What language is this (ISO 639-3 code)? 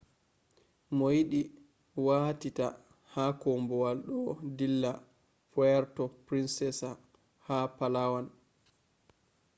ful